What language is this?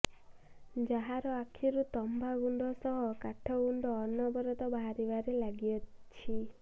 Odia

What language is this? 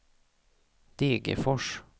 Swedish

